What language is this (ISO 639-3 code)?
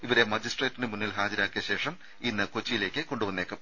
mal